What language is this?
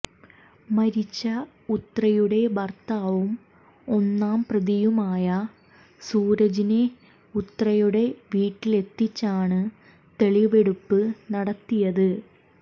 Malayalam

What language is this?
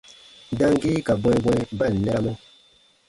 Baatonum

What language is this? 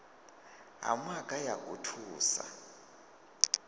Venda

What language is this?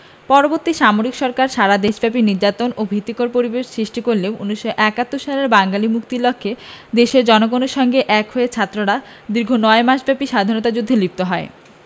Bangla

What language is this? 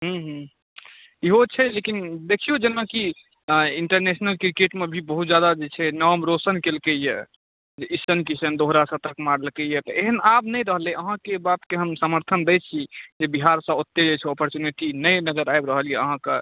Maithili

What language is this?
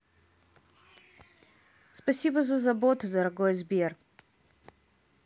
Russian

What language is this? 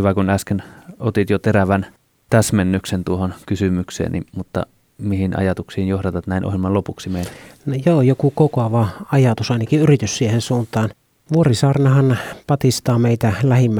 Finnish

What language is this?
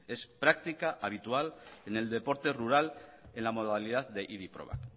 Spanish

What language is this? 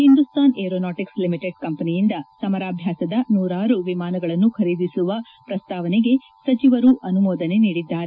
Kannada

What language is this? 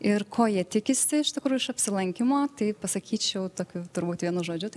Lithuanian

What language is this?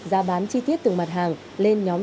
Vietnamese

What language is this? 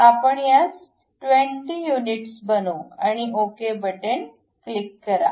Marathi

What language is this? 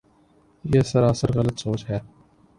Urdu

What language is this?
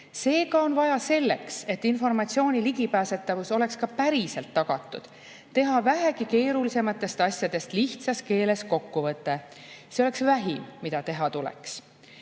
Estonian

